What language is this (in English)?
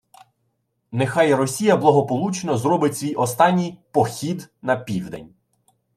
Ukrainian